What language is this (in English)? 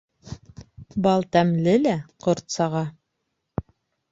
Bashkir